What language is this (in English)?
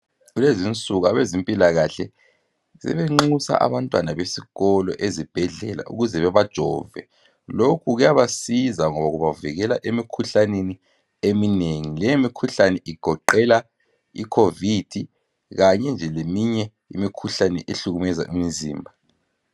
North Ndebele